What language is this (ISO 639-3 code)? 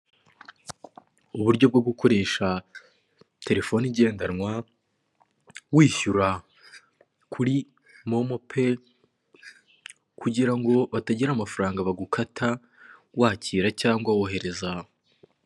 kin